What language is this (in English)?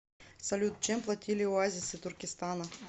Russian